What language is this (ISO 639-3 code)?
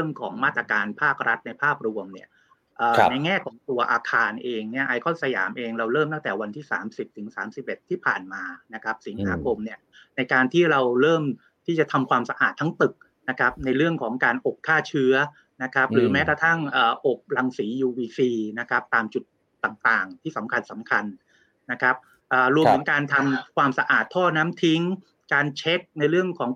tha